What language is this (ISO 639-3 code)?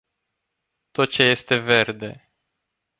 ron